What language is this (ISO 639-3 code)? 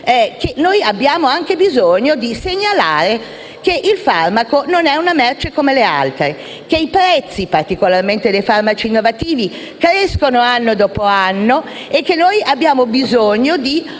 ita